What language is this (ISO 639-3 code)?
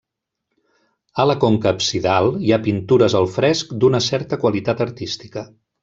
cat